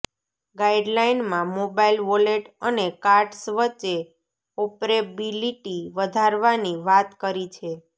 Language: Gujarati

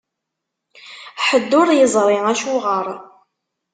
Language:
Kabyle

